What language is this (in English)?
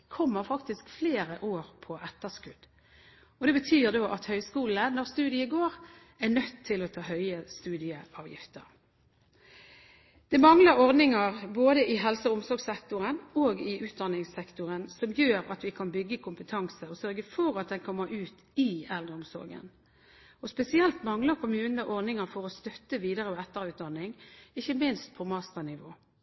Norwegian Bokmål